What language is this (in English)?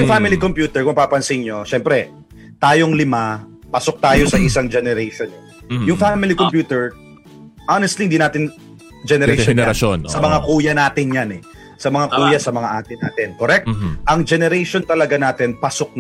Filipino